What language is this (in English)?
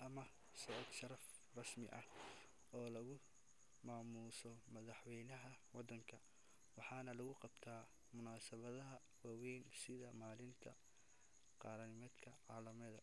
Somali